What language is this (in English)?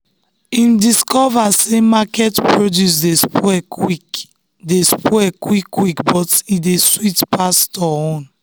Nigerian Pidgin